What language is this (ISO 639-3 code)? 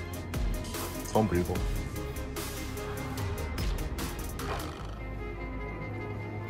kor